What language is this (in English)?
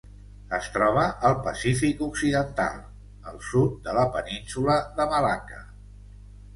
Catalan